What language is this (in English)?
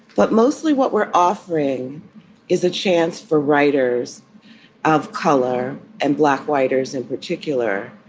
English